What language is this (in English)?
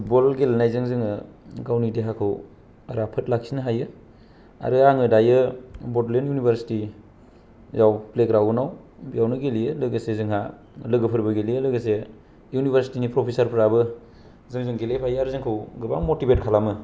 Bodo